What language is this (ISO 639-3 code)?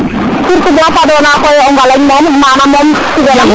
srr